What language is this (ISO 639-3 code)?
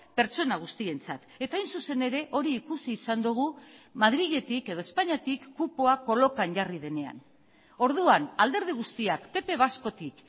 eus